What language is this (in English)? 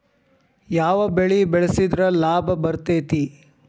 Kannada